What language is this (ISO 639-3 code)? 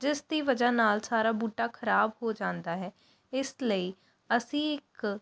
pan